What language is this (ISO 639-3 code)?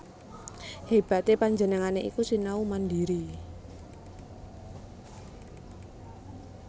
jav